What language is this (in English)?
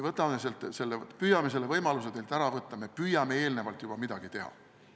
Estonian